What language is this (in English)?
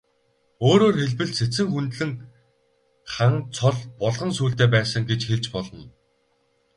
Mongolian